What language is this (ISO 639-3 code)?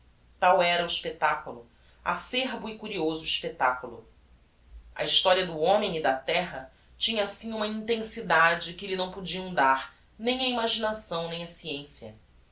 por